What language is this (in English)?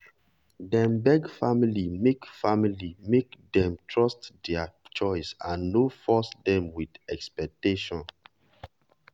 Nigerian Pidgin